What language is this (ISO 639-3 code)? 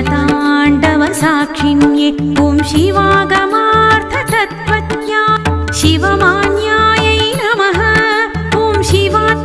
tha